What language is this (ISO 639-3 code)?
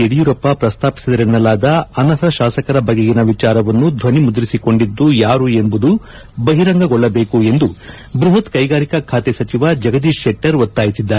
kan